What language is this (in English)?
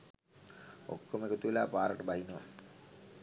Sinhala